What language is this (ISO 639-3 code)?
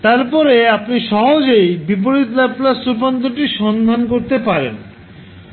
ben